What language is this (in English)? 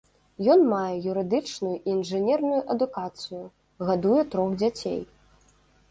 Belarusian